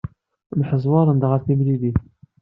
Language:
Kabyle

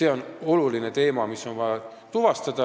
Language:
Estonian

